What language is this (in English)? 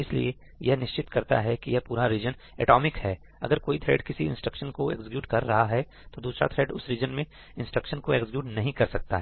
Hindi